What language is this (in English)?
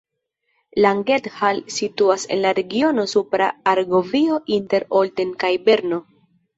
Esperanto